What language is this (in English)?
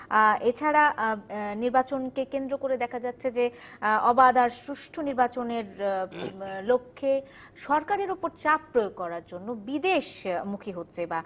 Bangla